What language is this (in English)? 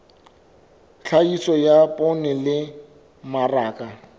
Southern Sotho